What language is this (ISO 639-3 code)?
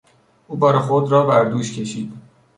fas